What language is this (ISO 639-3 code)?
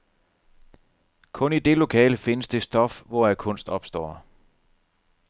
dan